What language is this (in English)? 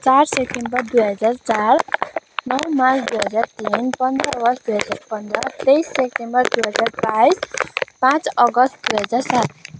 Nepali